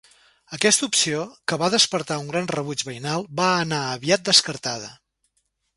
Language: Catalan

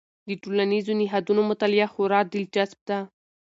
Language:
Pashto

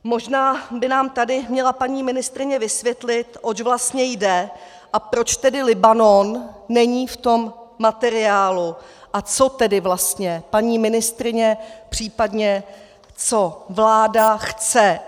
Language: Czech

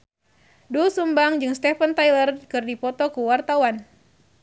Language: Sundanese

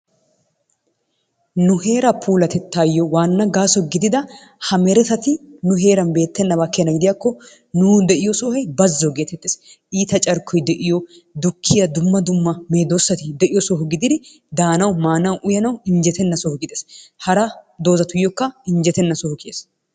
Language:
Wolaytta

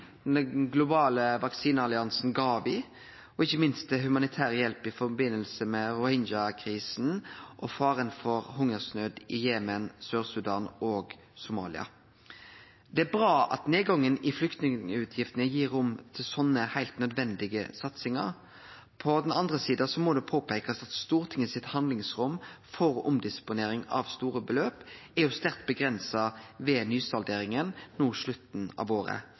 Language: Norwegian Nynorsk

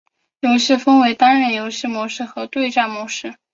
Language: Chinese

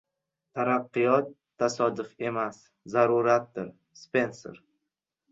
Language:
Uzbek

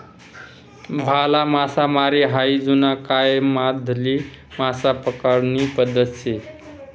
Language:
Marathi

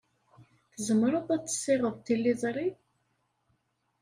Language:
Kabyle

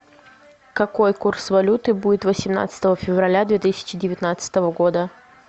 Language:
Russian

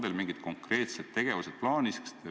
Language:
Estonian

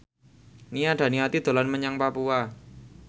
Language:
Javanese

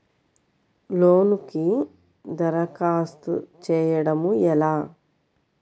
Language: Telugu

